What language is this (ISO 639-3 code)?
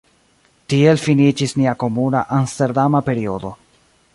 epo